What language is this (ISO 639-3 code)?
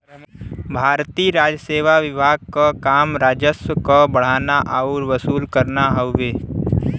bho